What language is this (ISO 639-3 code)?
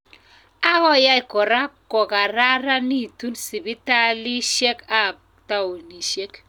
kln